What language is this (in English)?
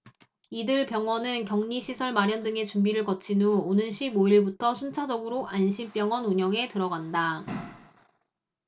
Korean